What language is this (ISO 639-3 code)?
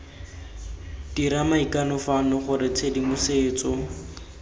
tsn